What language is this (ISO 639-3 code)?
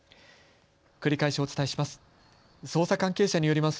jpn